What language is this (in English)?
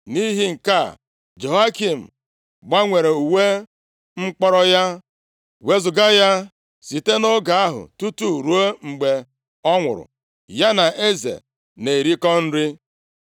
Igbo